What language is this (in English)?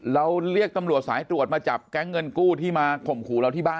Thai